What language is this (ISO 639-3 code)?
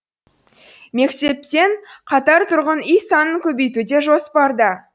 kaz